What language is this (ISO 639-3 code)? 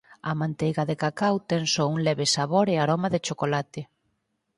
glg